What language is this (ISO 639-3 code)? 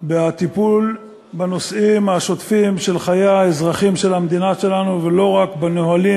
heb